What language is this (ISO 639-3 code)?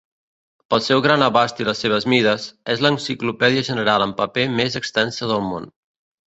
cat